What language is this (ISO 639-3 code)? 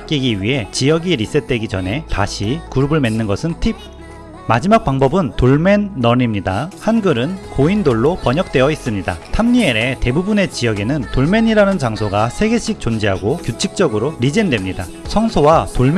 kor